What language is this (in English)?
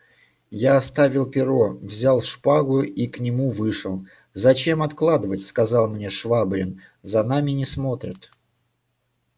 Russian